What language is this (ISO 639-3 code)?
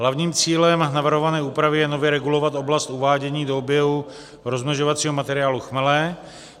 ces